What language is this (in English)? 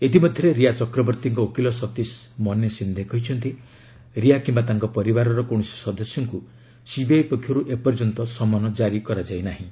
Odia